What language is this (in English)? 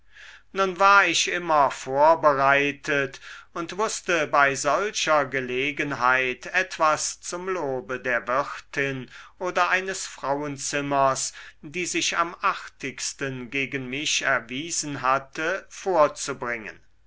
German